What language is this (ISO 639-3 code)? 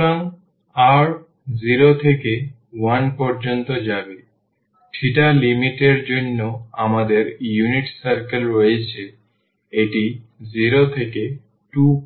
ben